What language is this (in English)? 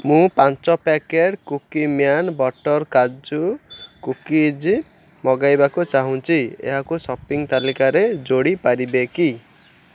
Odia